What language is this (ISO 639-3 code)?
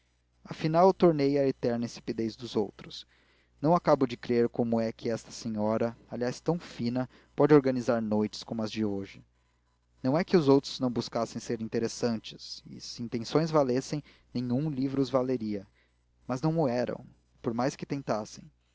por